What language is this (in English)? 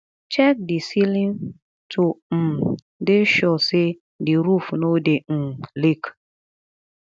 Nigerian Pidgin